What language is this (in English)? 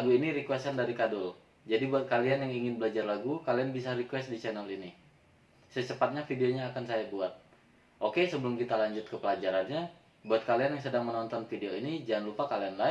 Indonesian